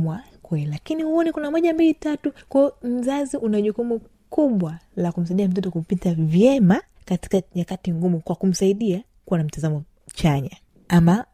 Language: Swahili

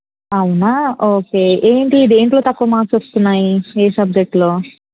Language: Telugu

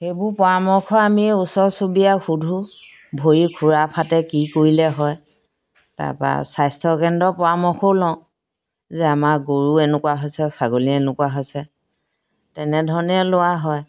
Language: Assamese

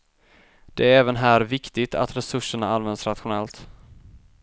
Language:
Swedish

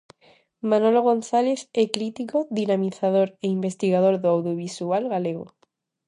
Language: Galician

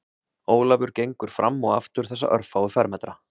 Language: Icelandic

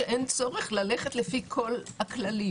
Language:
Hebrew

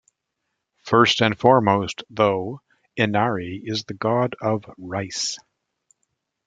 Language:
English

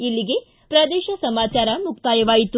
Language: Kannada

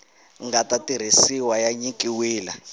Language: Tsonga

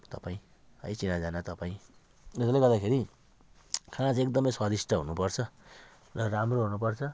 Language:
Nepali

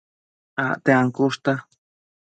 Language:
Matsés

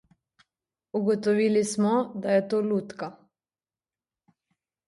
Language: Slovenian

